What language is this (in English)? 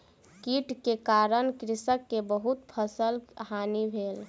Maithili